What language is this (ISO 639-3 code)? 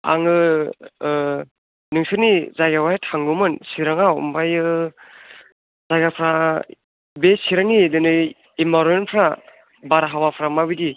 brx